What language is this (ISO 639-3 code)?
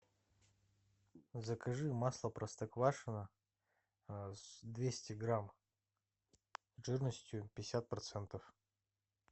rus